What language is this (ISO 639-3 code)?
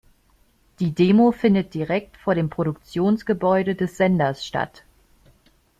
deu